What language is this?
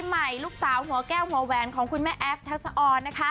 Thai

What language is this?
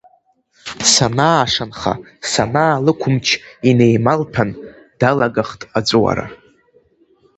Abkhazian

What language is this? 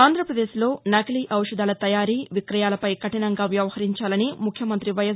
Telugu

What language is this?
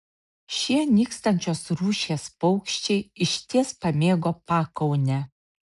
Lithuanian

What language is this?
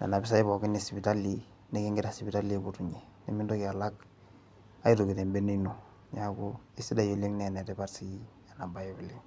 Masai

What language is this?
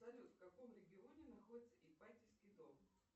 Russian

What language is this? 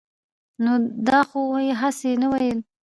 Pashto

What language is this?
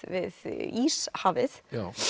Icelandic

